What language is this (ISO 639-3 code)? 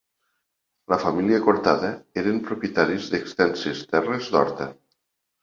cat